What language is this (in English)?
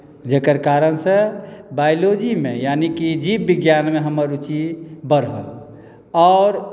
Maithili